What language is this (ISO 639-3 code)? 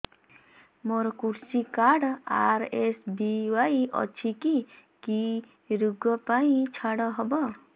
ori